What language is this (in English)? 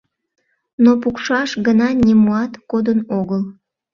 Mari